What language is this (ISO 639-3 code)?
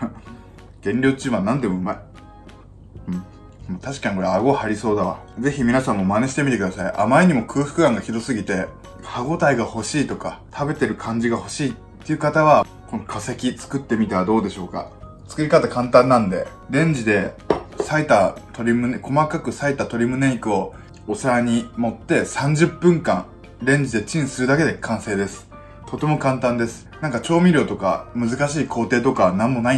jpn